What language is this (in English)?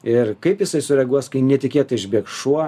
Lithuanian